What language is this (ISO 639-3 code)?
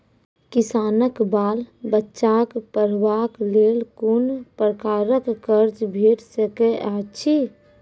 mai